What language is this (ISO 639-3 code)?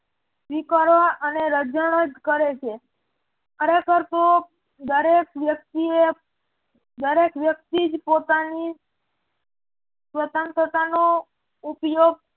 guj